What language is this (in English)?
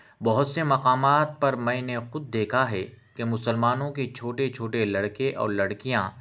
Urdu